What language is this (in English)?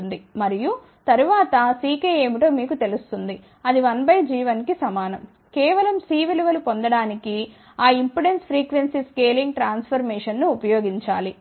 Telugu